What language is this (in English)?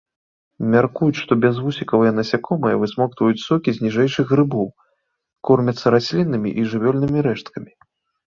Belarusian